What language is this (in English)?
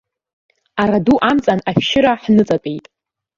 Abkhazian